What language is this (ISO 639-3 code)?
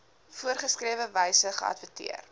afr